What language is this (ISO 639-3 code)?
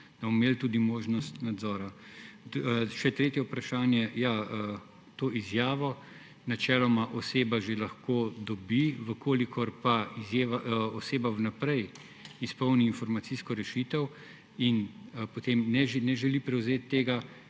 slv